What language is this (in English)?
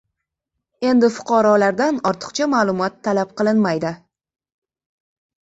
Uzbek